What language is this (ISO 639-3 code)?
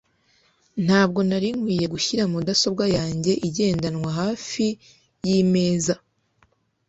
kin